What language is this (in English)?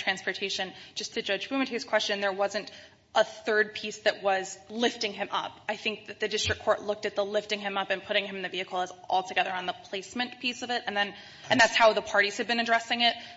English